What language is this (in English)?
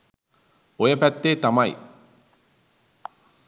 Sinhala